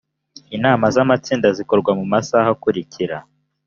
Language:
Kinyarwanda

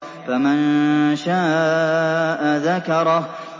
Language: Arabic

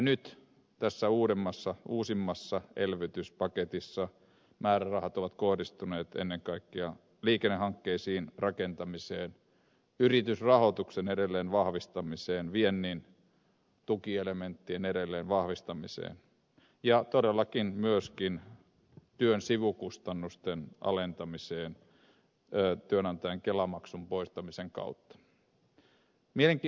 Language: Finnish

